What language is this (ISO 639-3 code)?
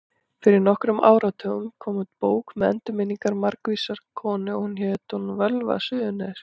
isl